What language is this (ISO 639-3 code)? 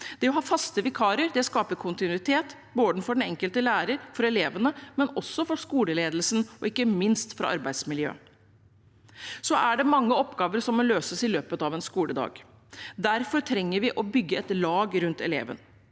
nor